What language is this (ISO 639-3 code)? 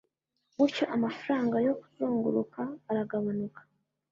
kin